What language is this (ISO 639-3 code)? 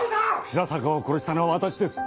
jpn